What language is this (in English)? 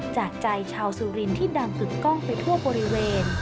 Thai